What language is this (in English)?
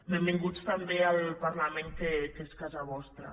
Catalan